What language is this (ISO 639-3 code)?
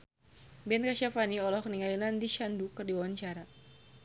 sun